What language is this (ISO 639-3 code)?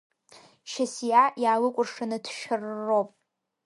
abk